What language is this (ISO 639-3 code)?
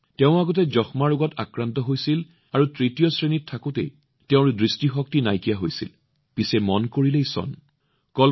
asm